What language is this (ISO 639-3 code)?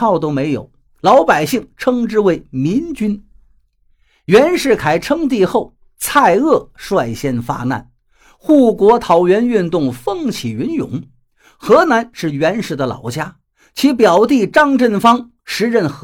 zho